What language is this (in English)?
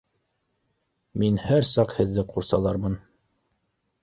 Bashkir